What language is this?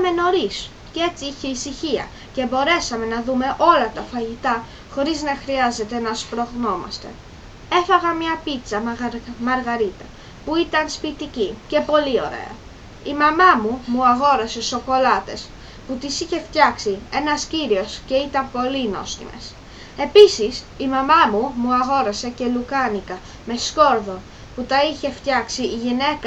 Greek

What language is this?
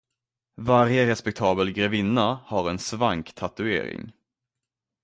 Swedish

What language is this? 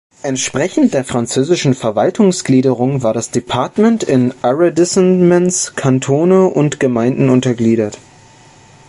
German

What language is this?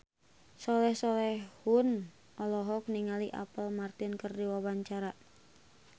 Sundanese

